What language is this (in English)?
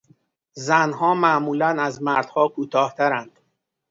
Persian